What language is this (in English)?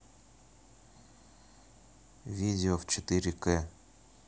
Russian